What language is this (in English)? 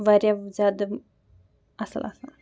Kashmiri